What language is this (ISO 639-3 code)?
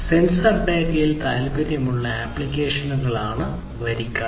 mal